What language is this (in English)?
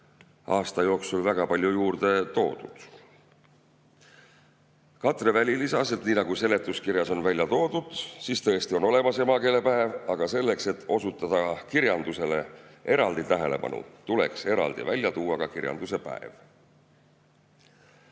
Estonian